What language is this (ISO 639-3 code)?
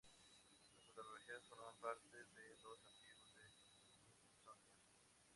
spa